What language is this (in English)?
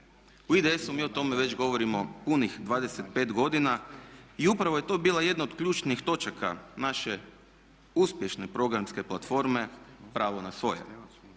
Croatian